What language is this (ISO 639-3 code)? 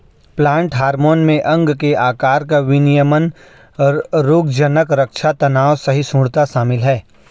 hin